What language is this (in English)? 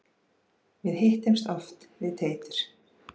Icelandic